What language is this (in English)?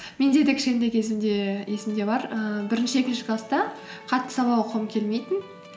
Kazakh